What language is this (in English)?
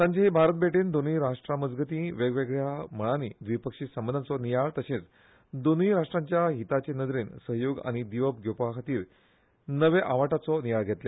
Konkani